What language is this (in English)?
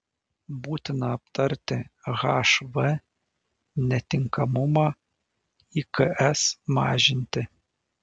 Lithuanian